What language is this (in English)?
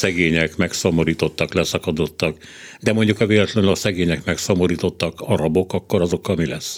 Hungarian